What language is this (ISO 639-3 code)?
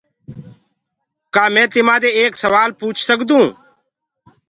ggg